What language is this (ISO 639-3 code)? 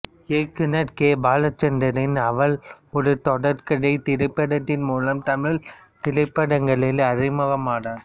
tam